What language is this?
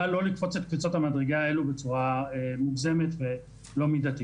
Hebrew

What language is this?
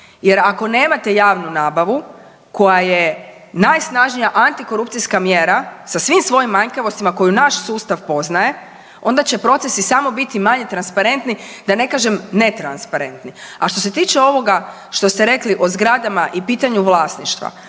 Croatian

